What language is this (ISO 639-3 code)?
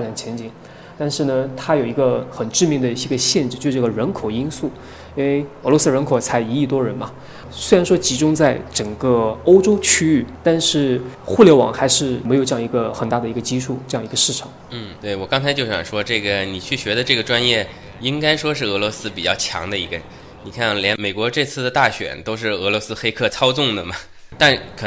zho